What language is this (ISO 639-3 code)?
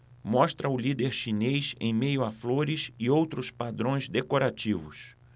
por